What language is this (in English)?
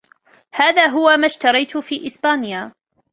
Arabic